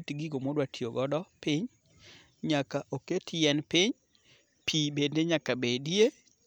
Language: Luo (Kenya and Tanzania)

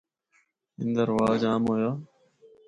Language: Northern Hindko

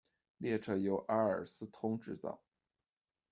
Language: Chinese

